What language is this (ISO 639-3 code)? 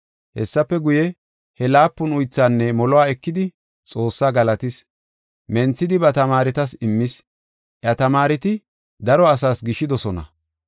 gof